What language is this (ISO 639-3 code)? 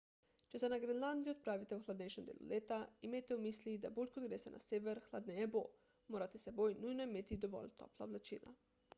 slv